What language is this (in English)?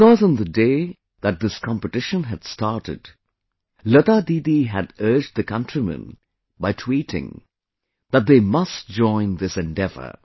English